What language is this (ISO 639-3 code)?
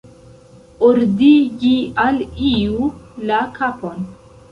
epo